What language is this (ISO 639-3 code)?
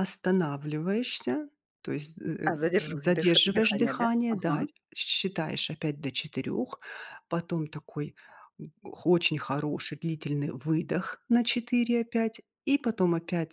rus